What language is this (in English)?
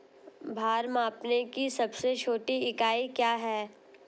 Hindi